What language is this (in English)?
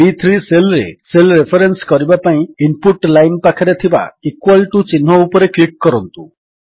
Odia